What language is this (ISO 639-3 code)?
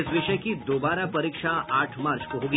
hin